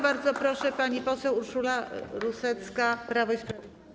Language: Polish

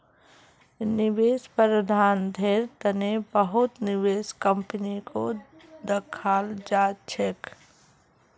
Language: Magahi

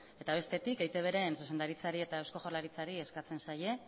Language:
Basque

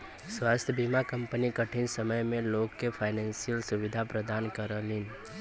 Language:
Bhojpuri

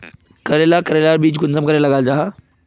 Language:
Magahi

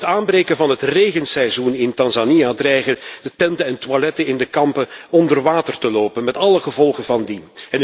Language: Dutch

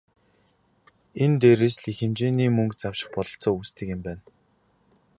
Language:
Mongolian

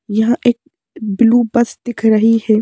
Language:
Hindi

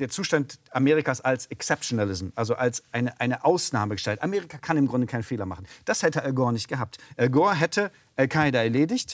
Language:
German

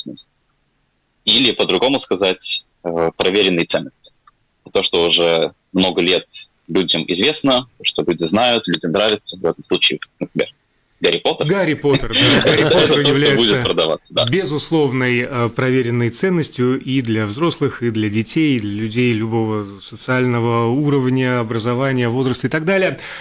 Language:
Russian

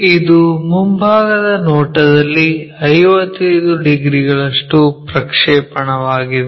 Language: Kannada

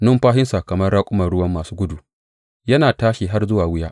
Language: Hausa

